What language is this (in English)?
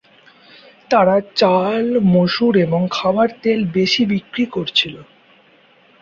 Bangla